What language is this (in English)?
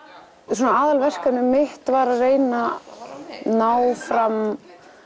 Icelandic